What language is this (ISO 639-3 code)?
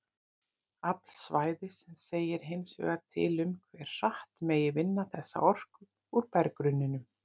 isl